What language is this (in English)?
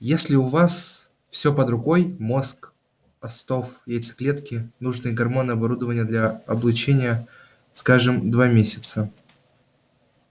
Russian